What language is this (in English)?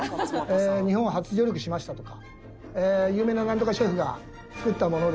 Japanese